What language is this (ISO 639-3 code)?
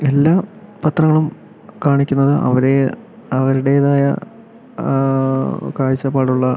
mal